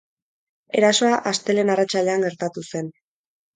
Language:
Basque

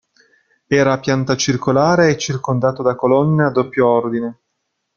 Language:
Italian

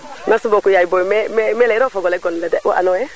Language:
Serer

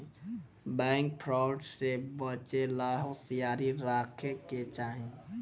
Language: Bhojpuri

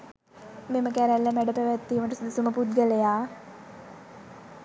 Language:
Sinhala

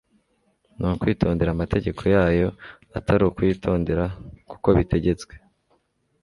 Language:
Kinyarwanda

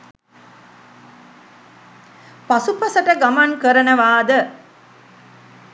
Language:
Sinhala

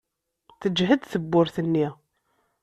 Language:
Kabyle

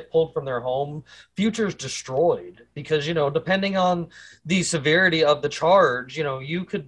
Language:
English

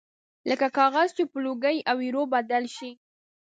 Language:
Pashto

